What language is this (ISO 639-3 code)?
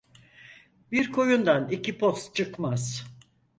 tur